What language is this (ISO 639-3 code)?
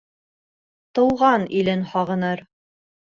bak